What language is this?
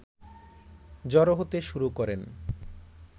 Bangla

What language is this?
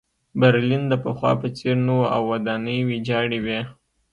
Pashto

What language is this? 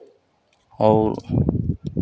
Hindi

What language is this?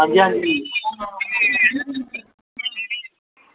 Dogri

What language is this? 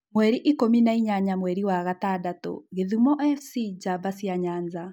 Kikuyu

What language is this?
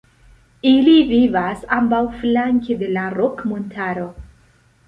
Esperanto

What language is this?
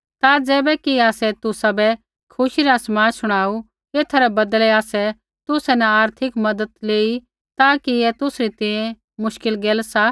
Kullu Pahari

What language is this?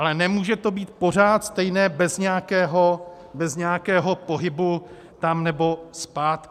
Czech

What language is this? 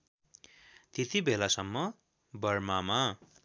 Nepali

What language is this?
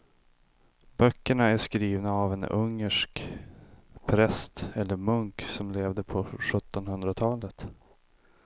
Swedish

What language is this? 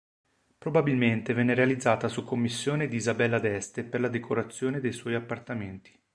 Italian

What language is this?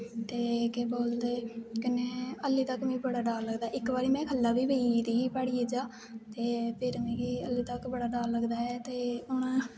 Dogri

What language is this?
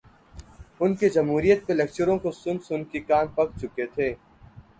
Urdu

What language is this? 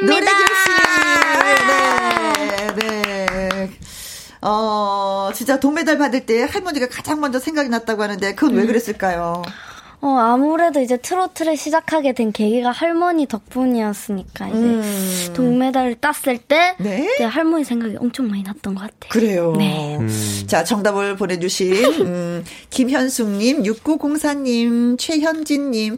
Korean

